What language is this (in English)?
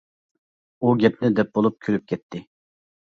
Uyghur